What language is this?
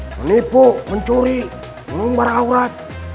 Indonesian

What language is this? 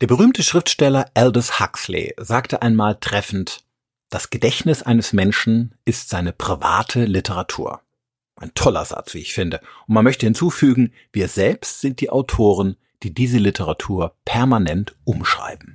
German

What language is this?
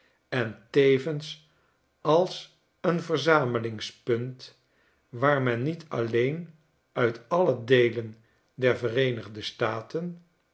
Dutch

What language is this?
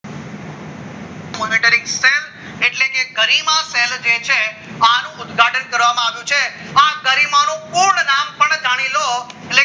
Gujarati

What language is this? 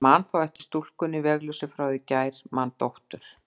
Icelandic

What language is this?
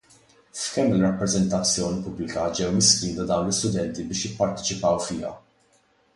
Maltese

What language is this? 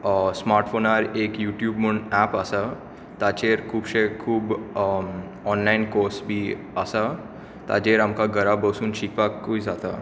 Konkani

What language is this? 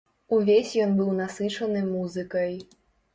Belarusian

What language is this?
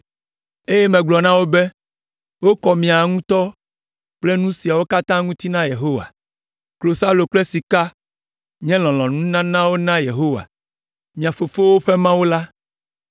Ewe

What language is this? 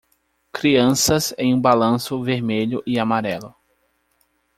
Portuguese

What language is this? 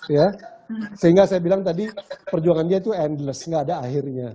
Indonesian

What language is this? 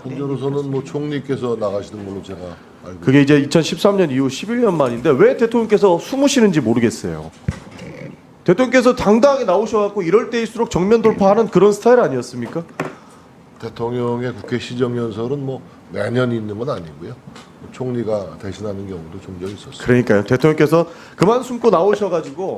Korean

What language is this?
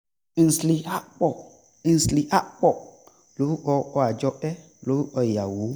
Yoruba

